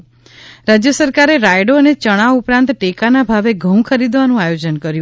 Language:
Gujarati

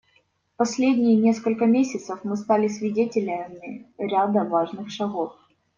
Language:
Russian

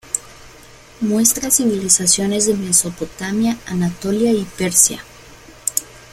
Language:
Spanish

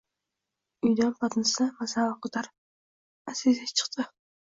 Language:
Uzbek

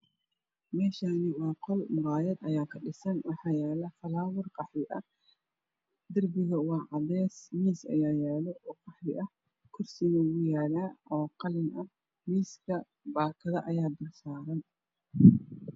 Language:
Somali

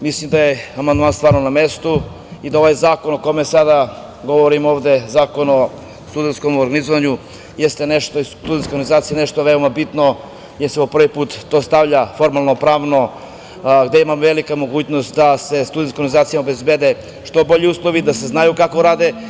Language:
Serbian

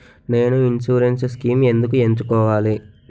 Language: Telugu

